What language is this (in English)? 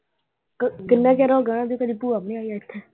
Punjabi